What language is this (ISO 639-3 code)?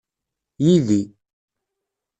kab